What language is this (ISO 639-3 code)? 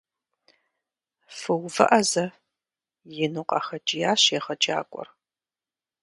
kbd